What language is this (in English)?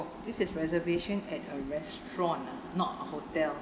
English